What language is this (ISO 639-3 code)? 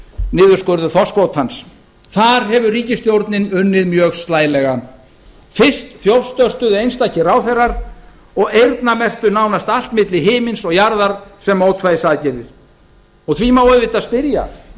isl